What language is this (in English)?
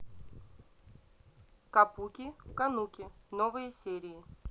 Russian